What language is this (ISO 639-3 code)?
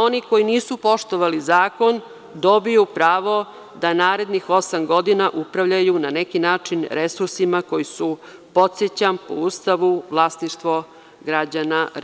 srp